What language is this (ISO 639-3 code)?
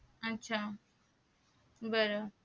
mar